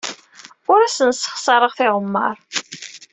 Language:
Kabyle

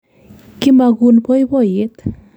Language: Kalenjin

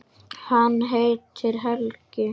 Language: Icelandic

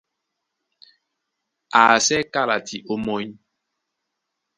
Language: Duala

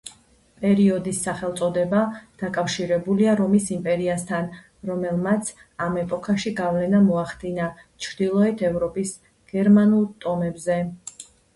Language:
Georgian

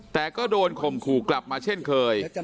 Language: Thai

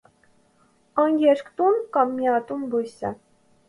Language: Armenian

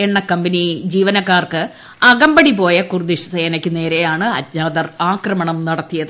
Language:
Malayalam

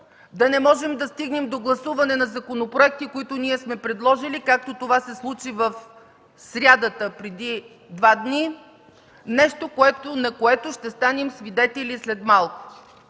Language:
Bulgarian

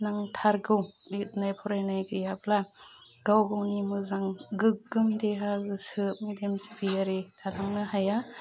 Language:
Bodo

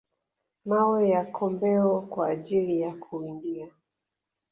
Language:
Swahili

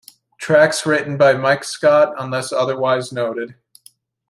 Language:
English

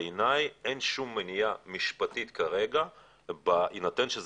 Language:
Hebrew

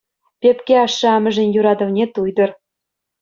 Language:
Chuvash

